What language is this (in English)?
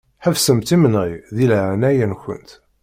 Kabyle